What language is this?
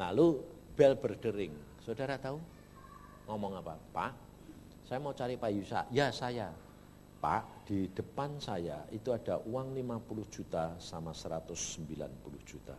Indonesian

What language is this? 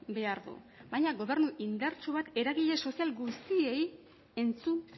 Basque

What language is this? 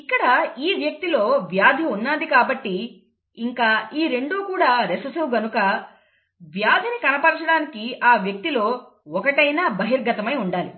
Telugu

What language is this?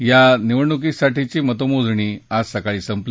Marathi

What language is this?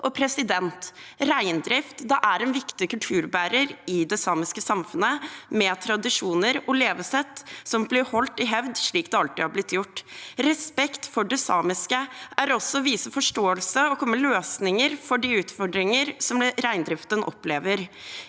Norwegian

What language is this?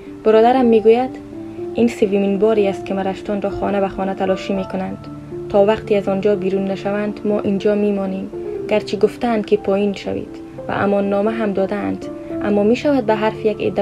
Persian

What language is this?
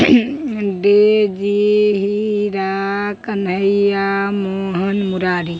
Maithili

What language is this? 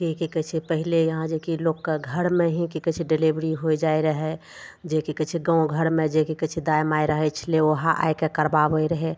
Maithili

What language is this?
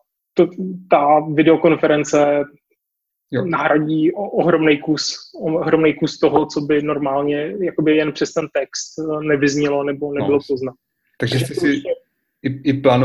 Czech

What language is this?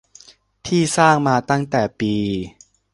Thai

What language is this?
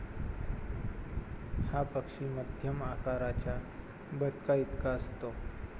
Marathi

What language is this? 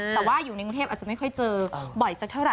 Thai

